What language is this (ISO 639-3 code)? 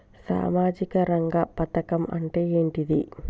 tel